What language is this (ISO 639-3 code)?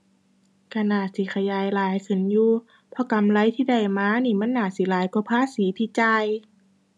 tha